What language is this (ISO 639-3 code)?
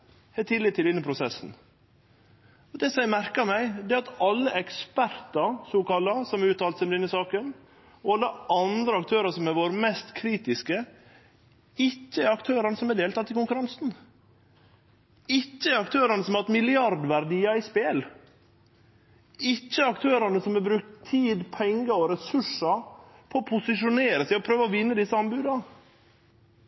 nno